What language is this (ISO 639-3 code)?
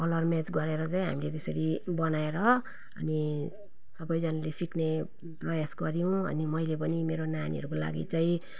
nep